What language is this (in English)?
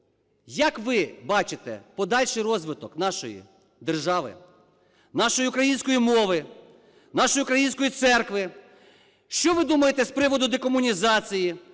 Ukrainian